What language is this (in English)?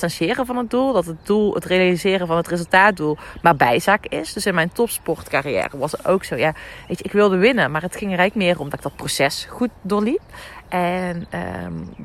Dutch